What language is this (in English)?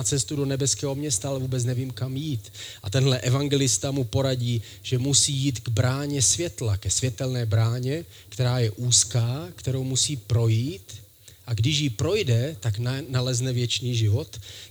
Czech